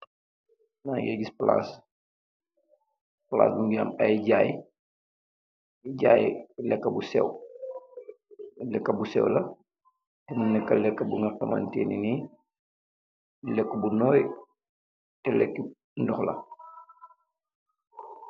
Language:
Wolof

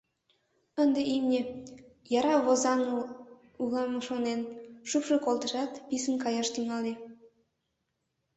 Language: Mari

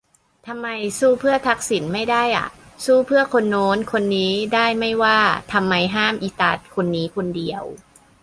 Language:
Thai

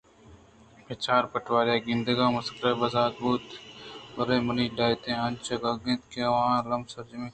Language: Eastern Balochi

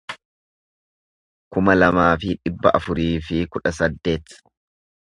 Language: Oromo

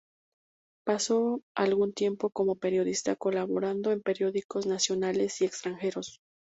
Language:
Spanish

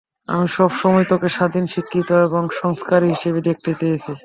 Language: Bangla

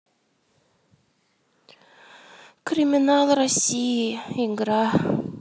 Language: Russian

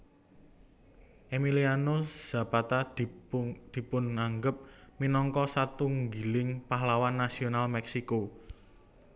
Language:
Javanese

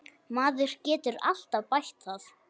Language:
Icelandic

